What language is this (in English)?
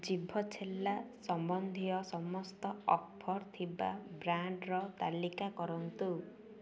Odia